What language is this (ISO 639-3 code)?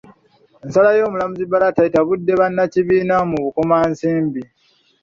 lug